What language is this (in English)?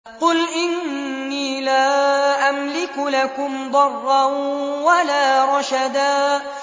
Arabic